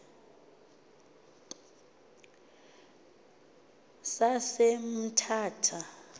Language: Xhosa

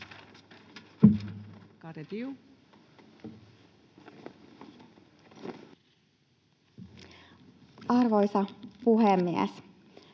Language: Finnish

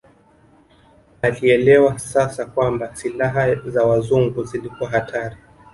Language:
Swahili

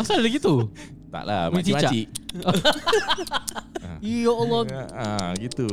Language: Malay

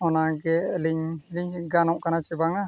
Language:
Santali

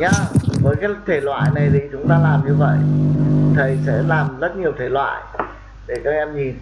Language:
Vietnamese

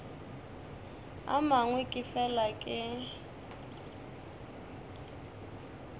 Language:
Northern Sotho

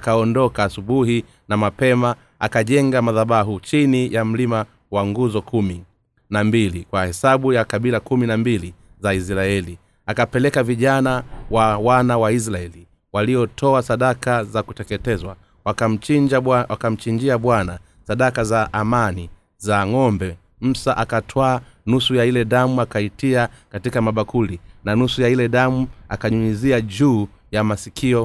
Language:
Swahili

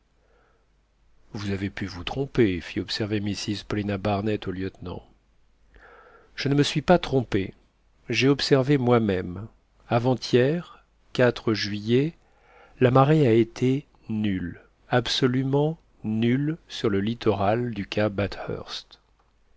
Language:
French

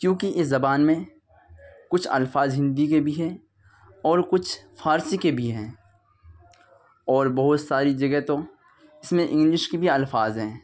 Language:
Urdu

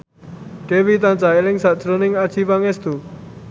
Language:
Javanese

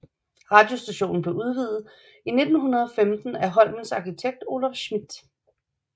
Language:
Danish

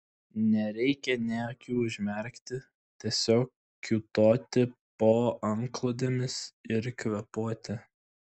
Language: Lithuanian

